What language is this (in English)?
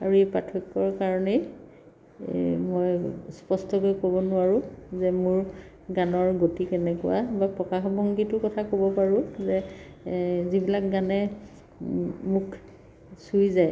Assamese